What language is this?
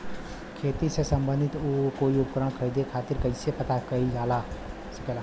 Bhojpuri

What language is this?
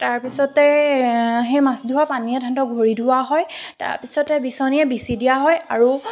Assamese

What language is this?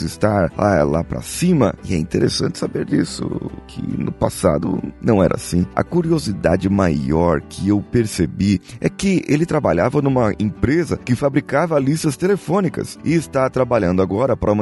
Portuguese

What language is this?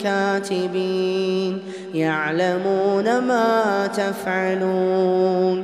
Arabic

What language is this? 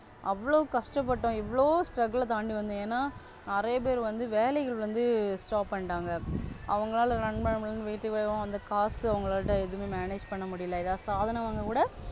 Tamil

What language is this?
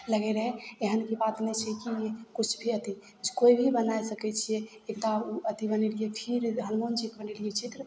Maithili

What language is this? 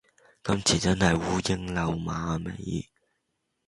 Cantonese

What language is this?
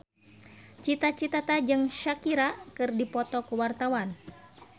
Sundanese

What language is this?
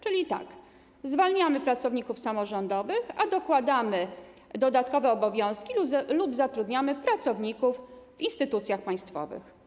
Polish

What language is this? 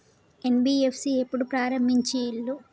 Telugu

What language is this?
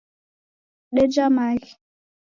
Taita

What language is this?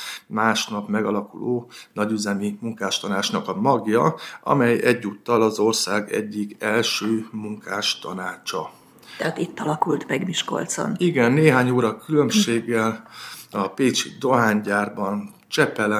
Hungarian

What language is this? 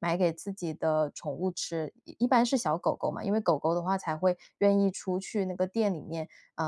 Chinese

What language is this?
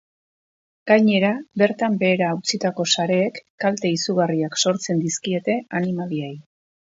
Basque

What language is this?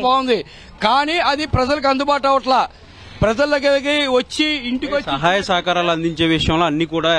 Telugu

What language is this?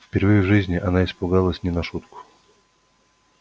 Russian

